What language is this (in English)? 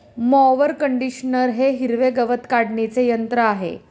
Marathi